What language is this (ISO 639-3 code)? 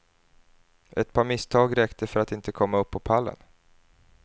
swe